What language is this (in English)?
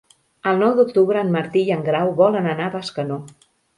Catalan